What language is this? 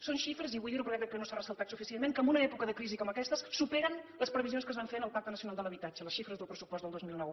Catalan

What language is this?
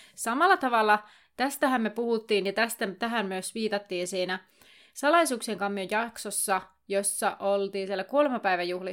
Finnish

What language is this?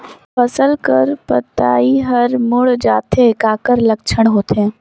Chhattisgarhi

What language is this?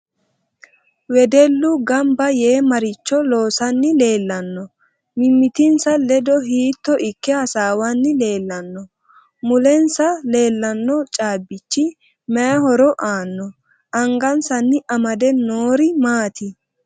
Sidamo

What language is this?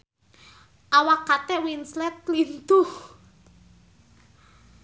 Sundanese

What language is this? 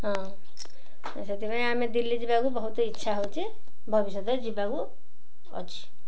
Odia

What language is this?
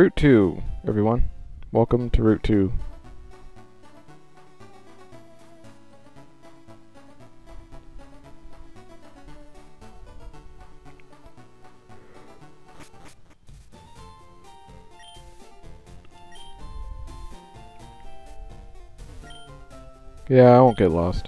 English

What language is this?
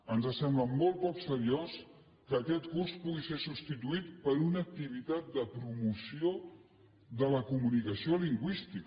Catalan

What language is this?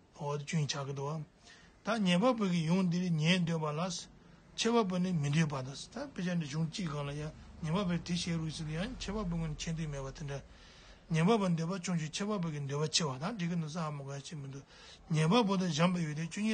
Turkish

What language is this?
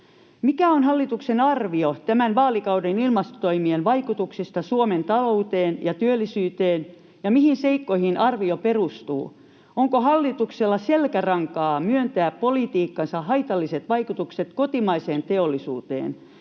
Finnish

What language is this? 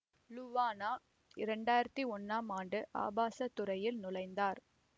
Tamil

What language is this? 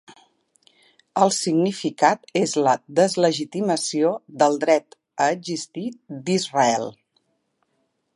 Catalan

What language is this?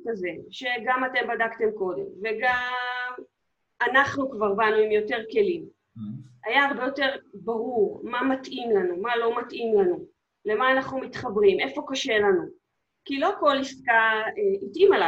Hebrew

